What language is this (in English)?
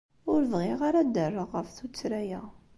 Kabyle